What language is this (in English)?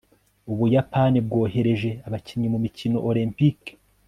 Kinyarwanda